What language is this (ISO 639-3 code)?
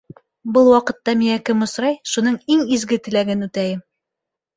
bak